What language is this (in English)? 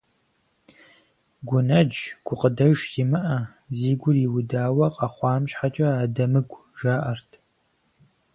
Kabardian